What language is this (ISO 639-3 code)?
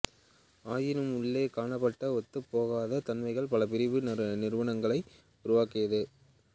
tam